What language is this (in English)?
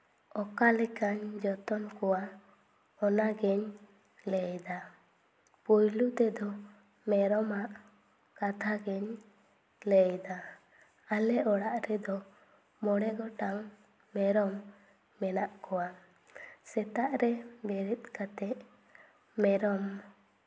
Santali